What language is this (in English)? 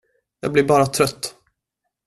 Swedish